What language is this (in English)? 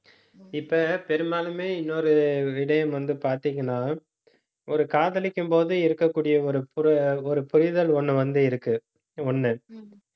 Tamil